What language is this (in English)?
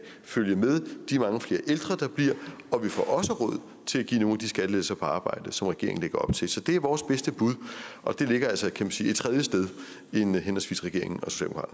Danish